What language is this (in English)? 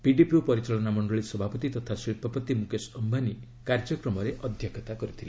Odia